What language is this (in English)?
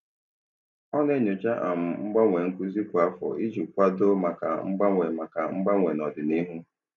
Igbo